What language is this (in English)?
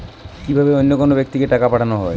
Bangla